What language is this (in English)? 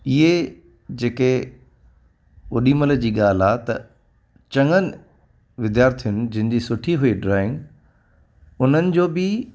Sindhi